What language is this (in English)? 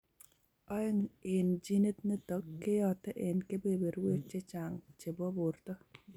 Kalenjin